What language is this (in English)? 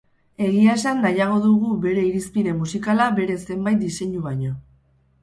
Basque